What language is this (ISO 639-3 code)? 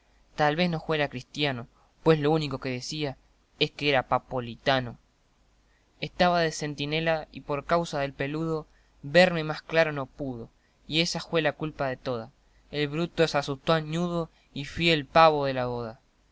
spa